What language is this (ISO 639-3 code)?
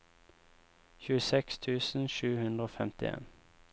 nor